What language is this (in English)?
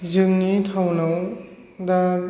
Bodo